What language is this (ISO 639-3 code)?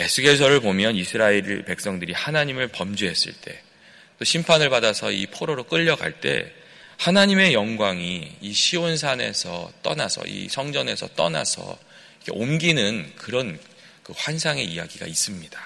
kor